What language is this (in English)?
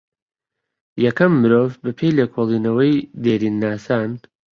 Central Kurdish